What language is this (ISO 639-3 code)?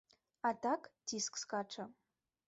bel